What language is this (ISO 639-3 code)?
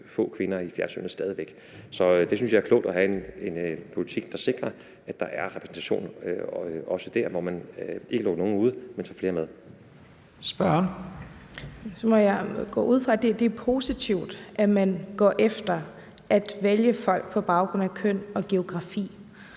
dan